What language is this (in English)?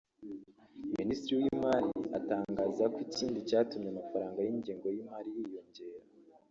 Kinyarwanda